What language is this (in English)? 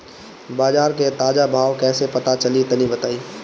Bhojpuri